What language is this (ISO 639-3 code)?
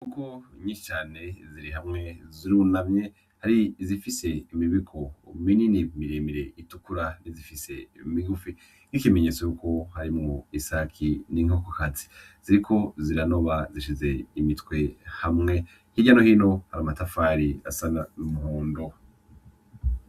run